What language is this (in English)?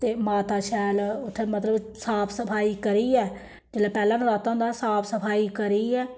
Dogri